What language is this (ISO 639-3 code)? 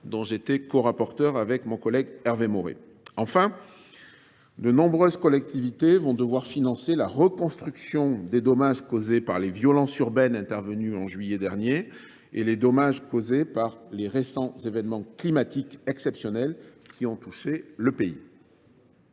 fra